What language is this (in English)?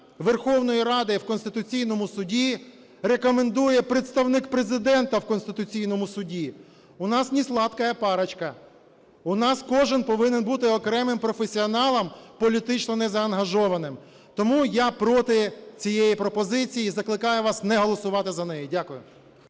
Ukrainian